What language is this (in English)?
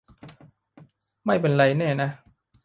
Thai